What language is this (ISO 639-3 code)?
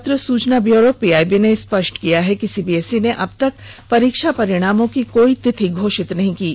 hin